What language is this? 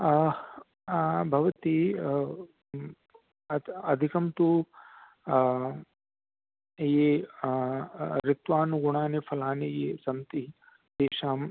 Sanskrit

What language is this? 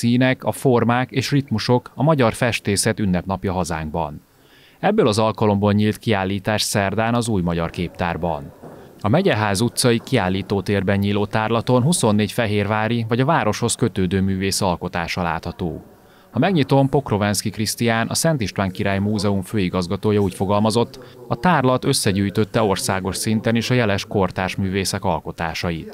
Hungarian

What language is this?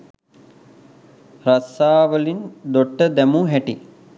Sinhala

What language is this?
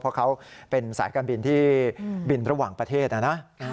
Thai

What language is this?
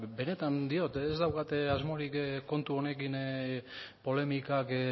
Basque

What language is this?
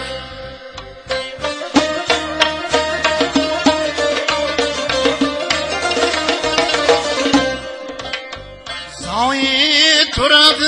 Uzbek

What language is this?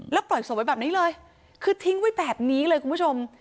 Thai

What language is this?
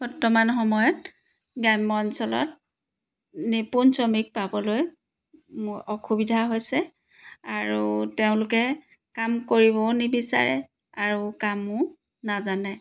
Assamese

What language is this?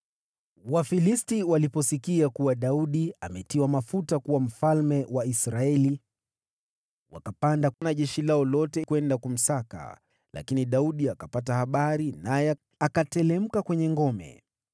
Swahili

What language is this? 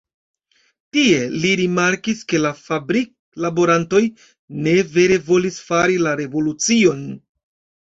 Esperanto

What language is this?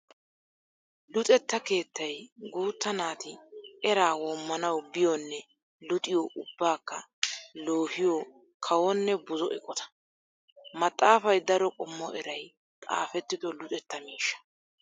Wolaytta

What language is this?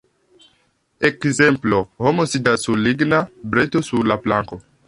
Esperanto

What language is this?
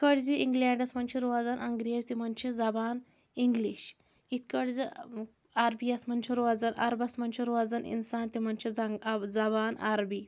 Kashmiri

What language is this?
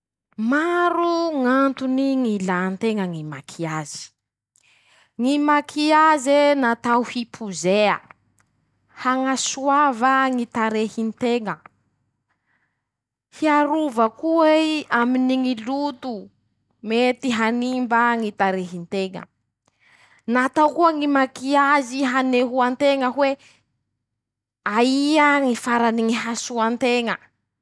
Masikoro Malagasy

